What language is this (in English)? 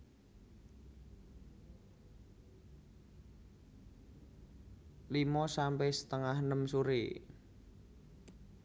Javanese